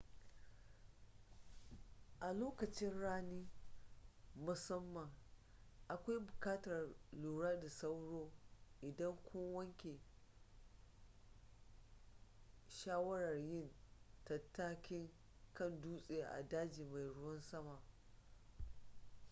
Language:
Hausa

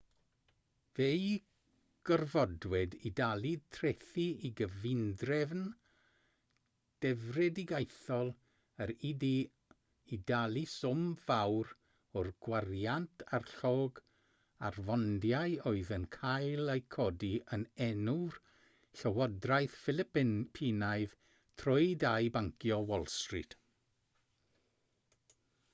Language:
Welsh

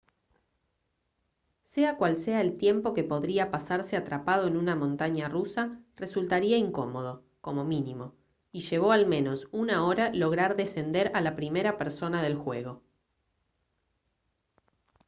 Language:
Spanish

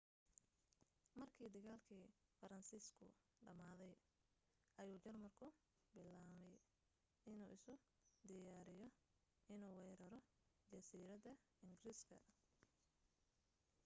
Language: Somali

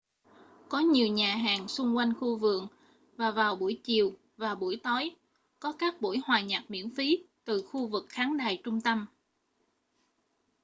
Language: Vietnamese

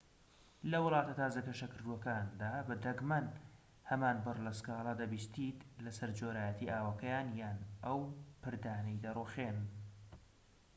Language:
Central Kurdish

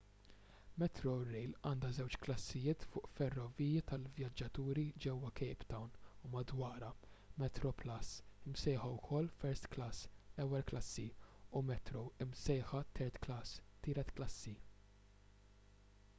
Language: Maltese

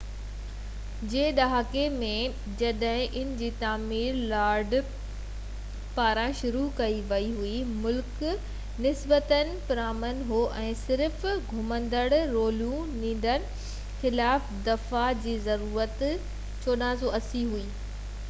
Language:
Sindhi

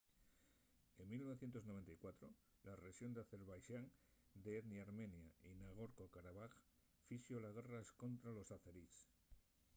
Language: Asturian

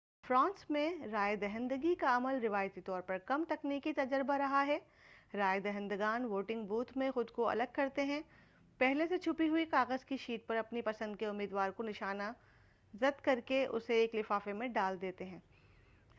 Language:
Urdu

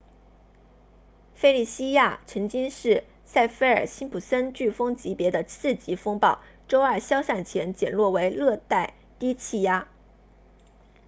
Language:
Chinese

